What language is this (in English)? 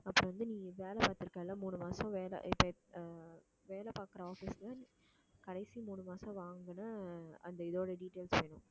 Tamil